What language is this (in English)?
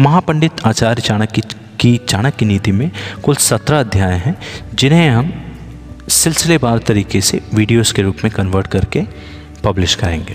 Hindi